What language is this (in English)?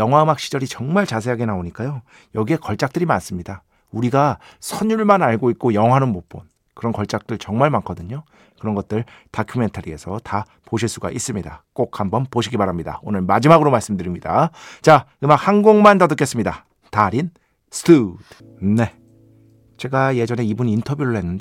Korean